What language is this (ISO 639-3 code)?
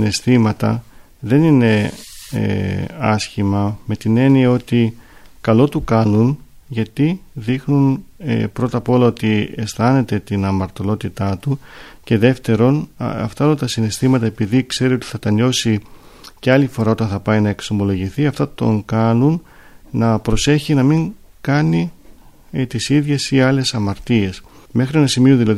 ell